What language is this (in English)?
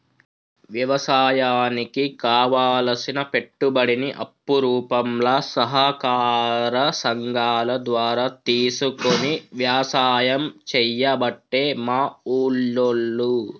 Telugu